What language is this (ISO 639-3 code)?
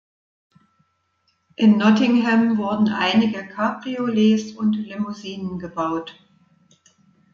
deu